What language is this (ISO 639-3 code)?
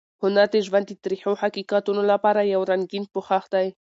pus